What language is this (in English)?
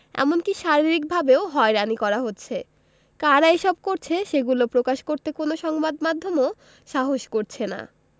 Bangla